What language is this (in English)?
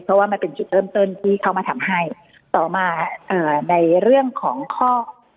Thai